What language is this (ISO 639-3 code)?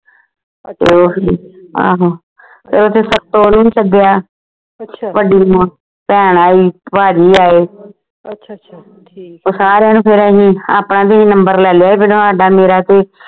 pan